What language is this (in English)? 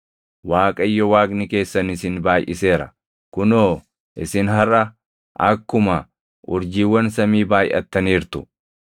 Oromo